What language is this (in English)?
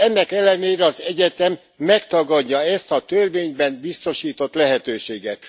Hungarian